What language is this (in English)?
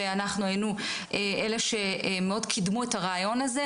Hebrew